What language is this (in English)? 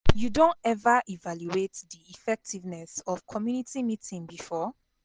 Nigerian Pidgin